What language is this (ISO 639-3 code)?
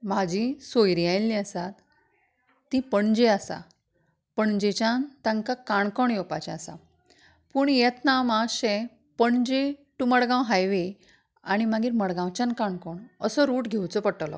kok